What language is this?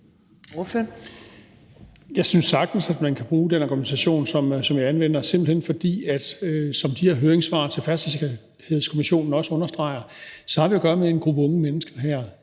Danish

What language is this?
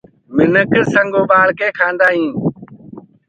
Gurgula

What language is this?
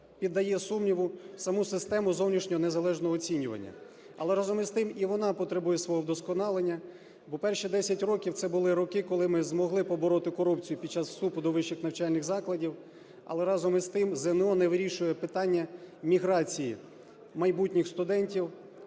Ukrainian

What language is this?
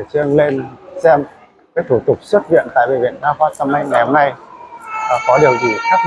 Vietnamese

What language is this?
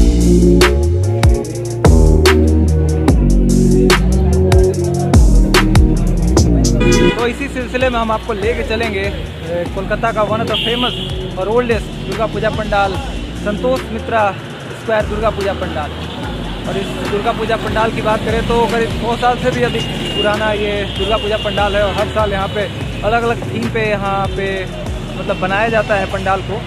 Hindi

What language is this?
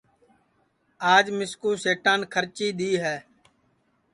Sansi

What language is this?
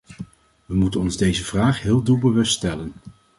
Dutch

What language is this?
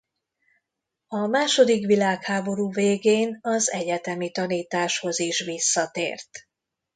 Hungarian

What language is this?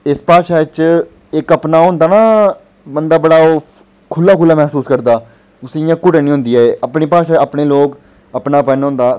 Dogri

